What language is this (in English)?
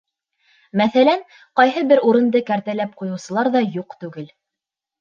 Bashkir